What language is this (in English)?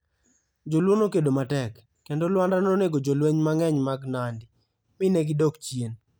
Luo (Kenya and Tanzania)